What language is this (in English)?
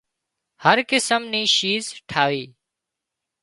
Wadiyara Koli